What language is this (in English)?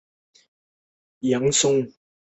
Chinese